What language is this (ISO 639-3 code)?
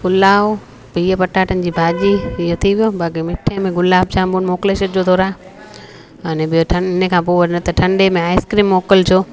snd